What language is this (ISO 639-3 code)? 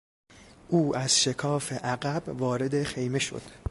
fas